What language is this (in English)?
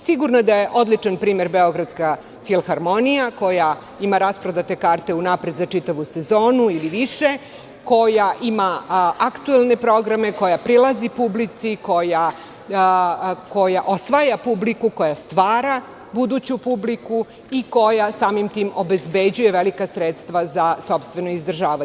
Serbian